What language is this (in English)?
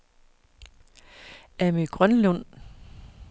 Danish